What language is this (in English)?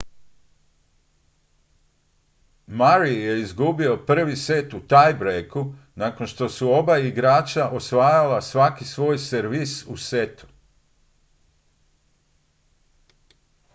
Croatian